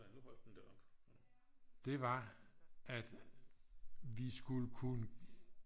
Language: Danish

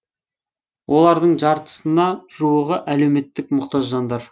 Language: Kazakh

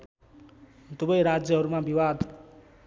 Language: Nepali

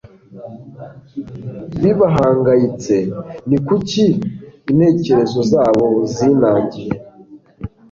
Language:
Kinyarwanda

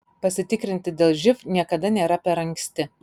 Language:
Lithuanian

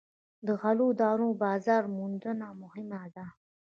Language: Pashto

